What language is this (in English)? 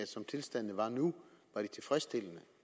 Danish